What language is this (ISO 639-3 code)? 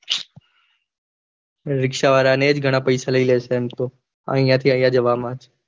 guj